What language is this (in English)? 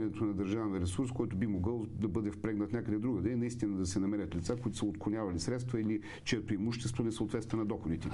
Bulgarian